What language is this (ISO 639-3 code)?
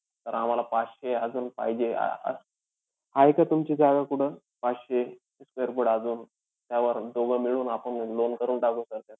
mar